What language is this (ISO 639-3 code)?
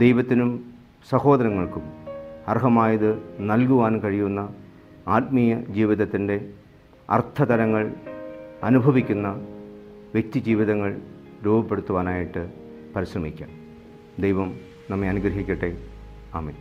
mal